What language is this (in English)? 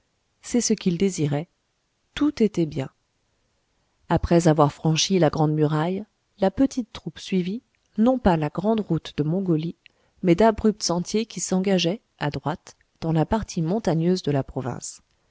French